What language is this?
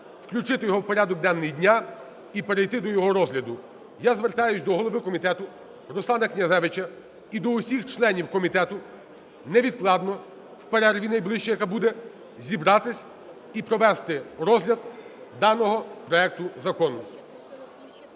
Ukrainian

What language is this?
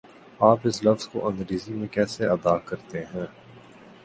Urdu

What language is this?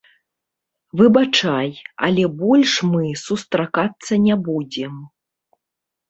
Belarusian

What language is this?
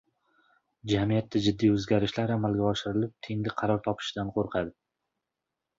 Uzbek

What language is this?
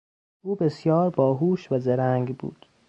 Persian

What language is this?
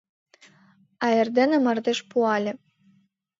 Mari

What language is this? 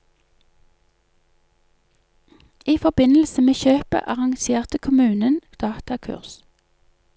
Norwegian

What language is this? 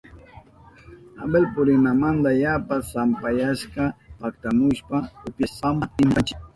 Southern Pastaza Quechua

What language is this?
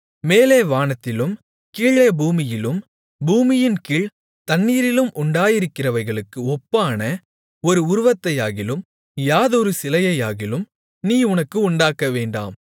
Tamil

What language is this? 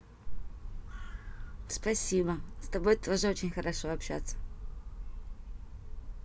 Russian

